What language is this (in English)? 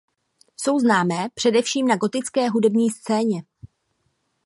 Czech